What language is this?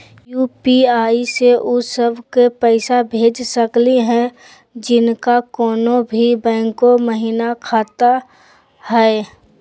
Magahi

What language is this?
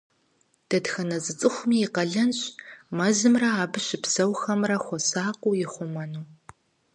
Kabardian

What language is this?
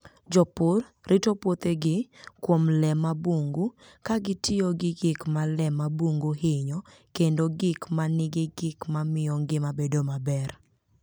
Luo (Kenya and Tanzania)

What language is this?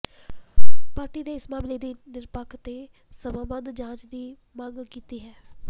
Punjabi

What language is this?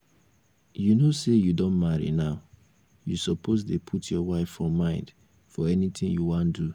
Nigerian Pidgin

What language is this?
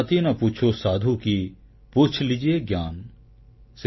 Odia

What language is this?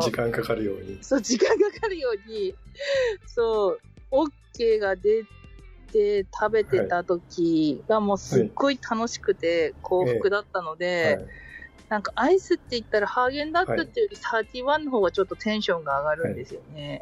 Japanese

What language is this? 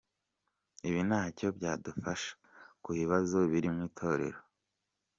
Kinyarwanda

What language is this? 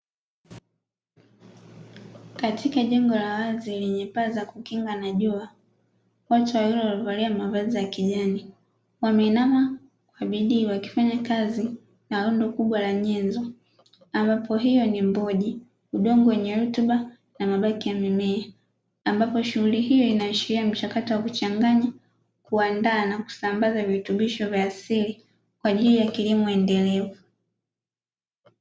Swahili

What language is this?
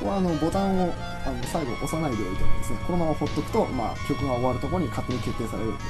Japanese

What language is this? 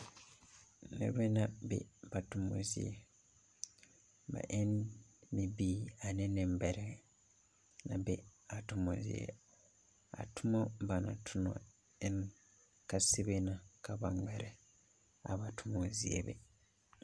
Southern Dagaare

